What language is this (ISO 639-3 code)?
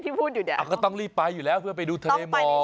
tha